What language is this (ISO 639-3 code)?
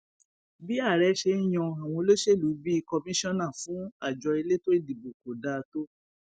yor